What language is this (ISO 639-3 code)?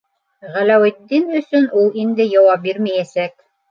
bak